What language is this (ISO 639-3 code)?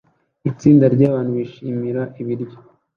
kin